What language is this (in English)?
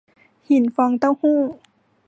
Thai